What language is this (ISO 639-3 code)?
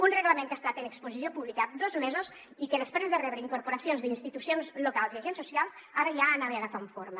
cat